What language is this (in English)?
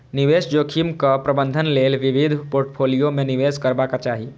Maithili